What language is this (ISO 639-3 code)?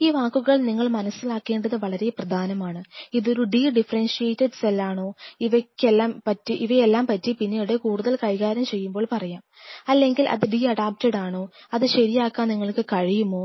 mal